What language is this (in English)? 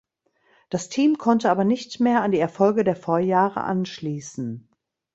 German